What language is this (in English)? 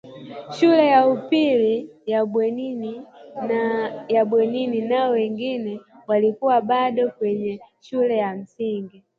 Swahili